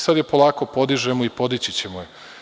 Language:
Serbian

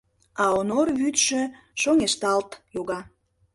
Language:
Mari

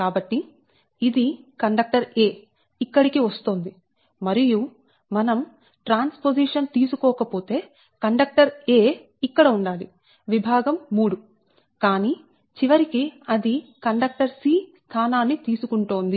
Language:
Telugu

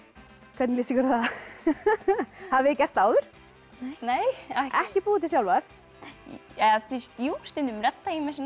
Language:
Icelandic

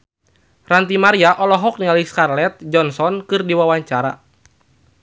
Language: Sundanese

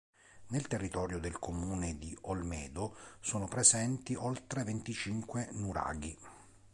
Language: Italian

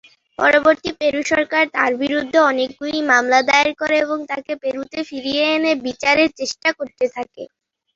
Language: Bangla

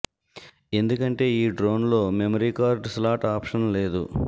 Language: Telugu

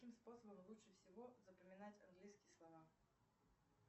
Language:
Russian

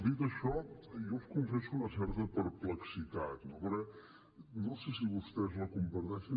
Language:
Catalan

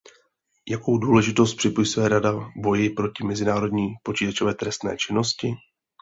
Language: Czech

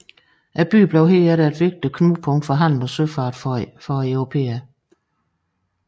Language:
Danish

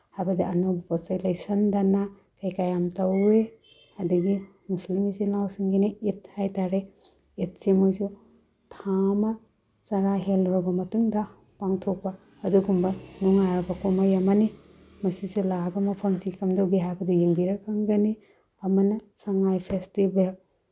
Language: Manipuri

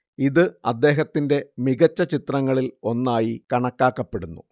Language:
Malayalam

